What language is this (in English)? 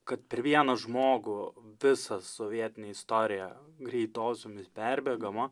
Lithuanian